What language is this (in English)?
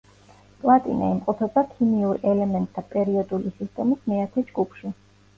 Georgian